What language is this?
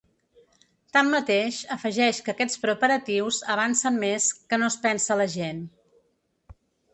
Catalan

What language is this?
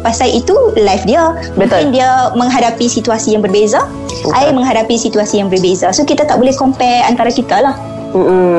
Malay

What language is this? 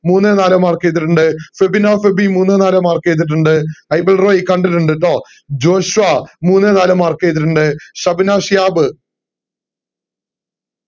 Malayalam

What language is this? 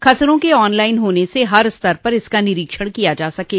Hindi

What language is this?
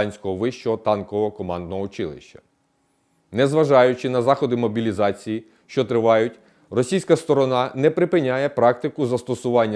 Ukrainian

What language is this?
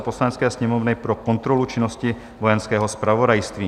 Czech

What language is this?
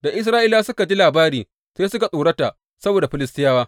Hausa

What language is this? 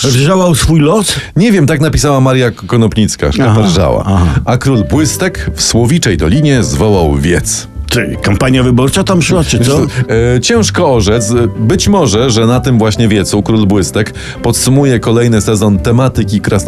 Polish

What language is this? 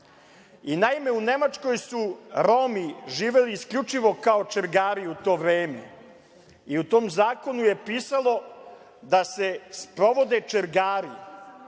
Serbian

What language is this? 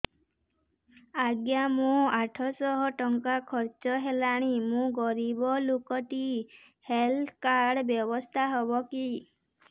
Odia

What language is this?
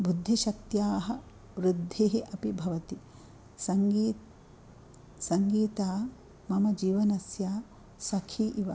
Sanskrit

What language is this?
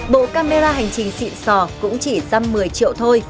Vietnamese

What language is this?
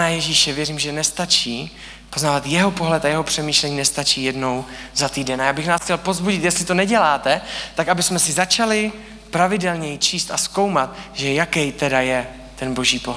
Czech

